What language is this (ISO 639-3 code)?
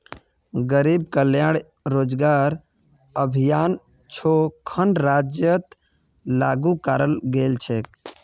mag